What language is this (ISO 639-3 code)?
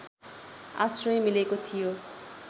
nep